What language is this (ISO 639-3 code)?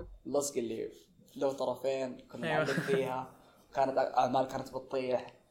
ara